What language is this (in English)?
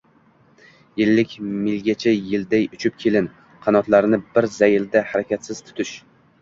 Uzbek